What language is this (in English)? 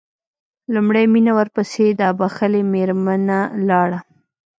Pashto